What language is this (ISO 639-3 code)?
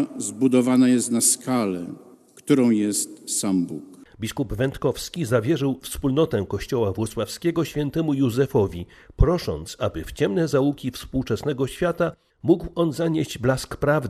pol